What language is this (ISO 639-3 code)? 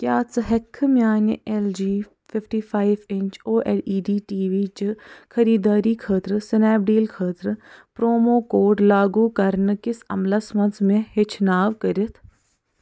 kas